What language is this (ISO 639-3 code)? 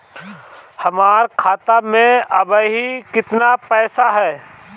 bho